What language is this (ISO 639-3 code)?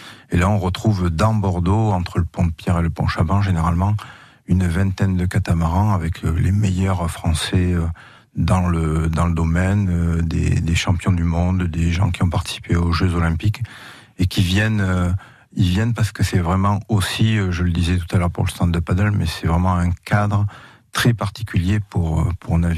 fra